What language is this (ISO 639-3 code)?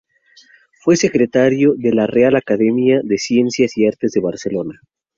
spa